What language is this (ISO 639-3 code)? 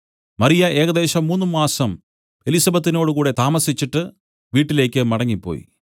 mal